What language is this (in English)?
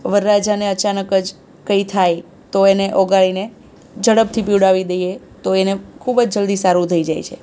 Gujarati